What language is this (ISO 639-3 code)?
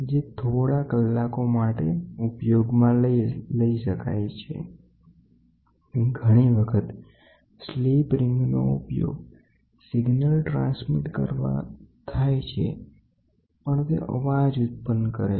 guj